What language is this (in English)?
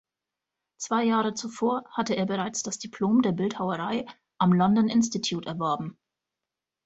German